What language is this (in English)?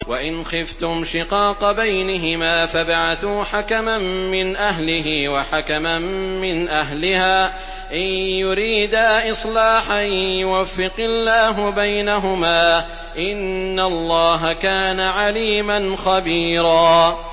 Arabic